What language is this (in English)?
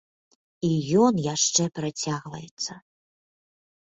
Belarusian